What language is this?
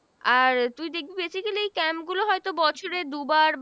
Bangla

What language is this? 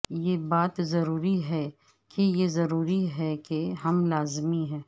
Urdu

